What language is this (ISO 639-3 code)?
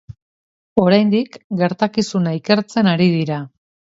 eus